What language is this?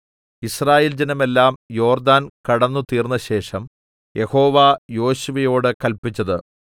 Malayalam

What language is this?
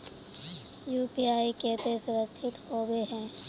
Magahi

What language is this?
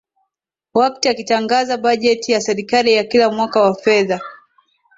Swahili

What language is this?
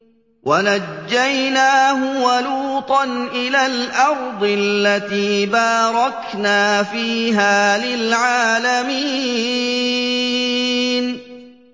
Arabic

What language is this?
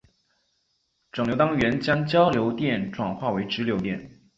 Chinese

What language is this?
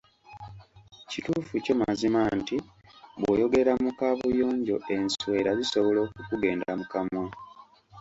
Ganda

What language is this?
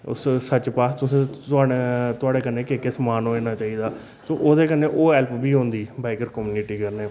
Dogri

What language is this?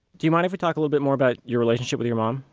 English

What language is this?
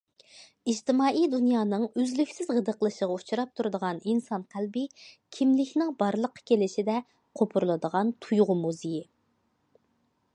Uyghur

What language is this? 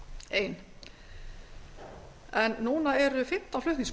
Icelandic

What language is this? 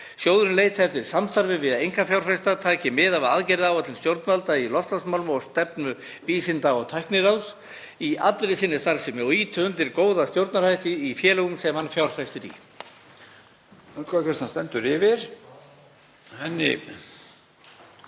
Icelandic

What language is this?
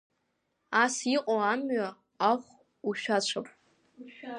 Abkhazian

